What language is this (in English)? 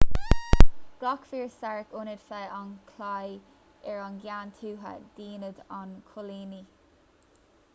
Irish